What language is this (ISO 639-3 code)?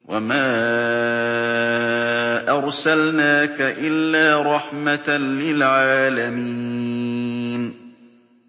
ara